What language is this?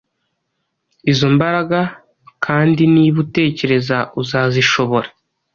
Kinyarwanda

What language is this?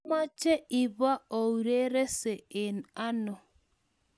Kalenjin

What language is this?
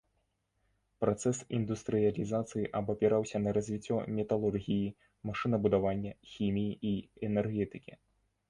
Belarusian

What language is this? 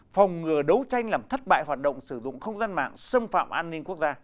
Vietnamese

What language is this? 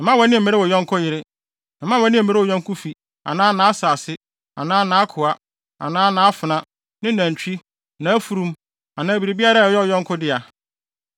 Akan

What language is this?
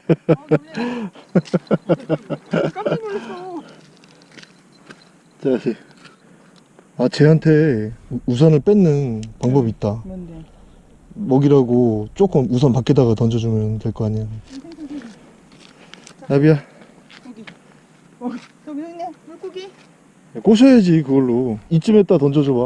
Korean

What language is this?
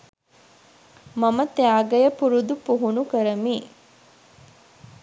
Sinhala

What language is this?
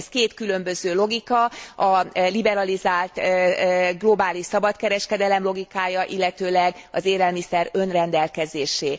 Hungarian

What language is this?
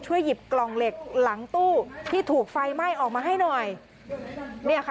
Thai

